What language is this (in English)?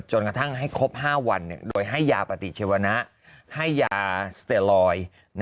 Thai